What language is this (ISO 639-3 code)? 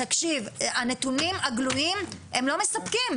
heb